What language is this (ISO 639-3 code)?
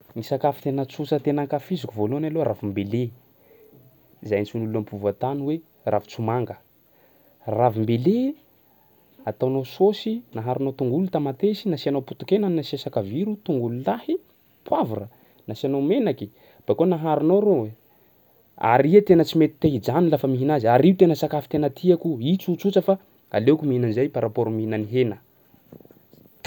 skg